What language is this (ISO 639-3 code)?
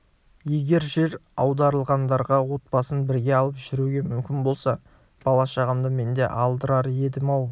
kaz